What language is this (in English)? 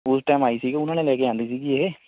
Punjabi